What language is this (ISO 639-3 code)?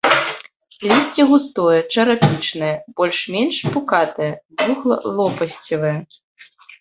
bel